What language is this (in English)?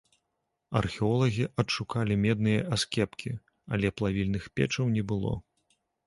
Belarusian